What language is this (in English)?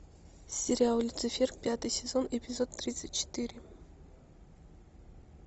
Russian